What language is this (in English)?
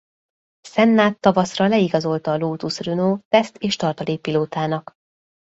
Hungarian